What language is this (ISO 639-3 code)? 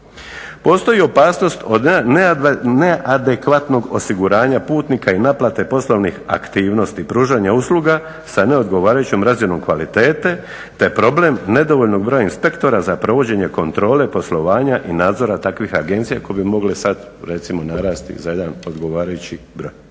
hrv